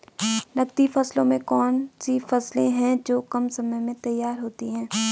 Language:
Hindi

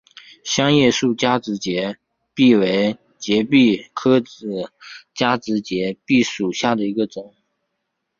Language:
Chinese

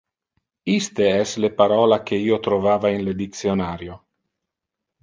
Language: Interlingua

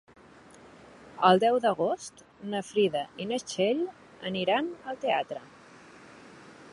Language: Catalan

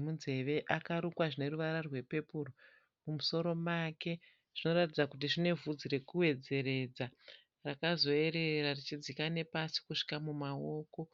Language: Shona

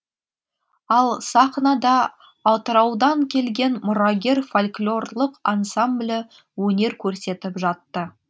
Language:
Kazakh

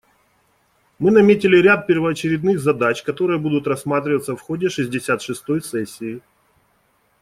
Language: Russian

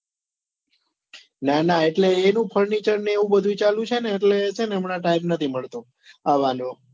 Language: Gujarati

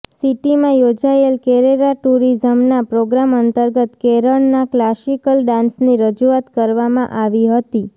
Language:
Gujarati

